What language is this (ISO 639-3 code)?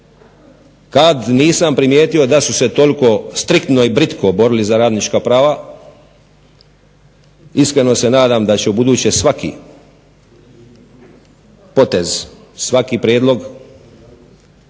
hrv